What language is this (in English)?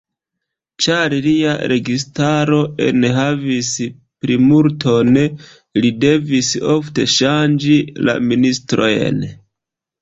Esperanto